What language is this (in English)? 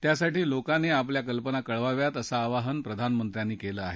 Marathi